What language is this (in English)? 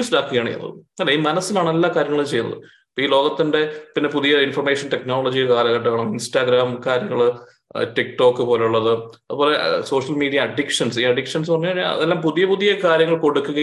Malayalam